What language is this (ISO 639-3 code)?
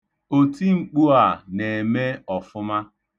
ibo